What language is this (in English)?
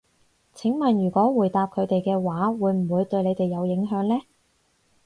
Cantonese